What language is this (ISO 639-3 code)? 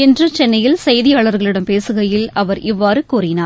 tam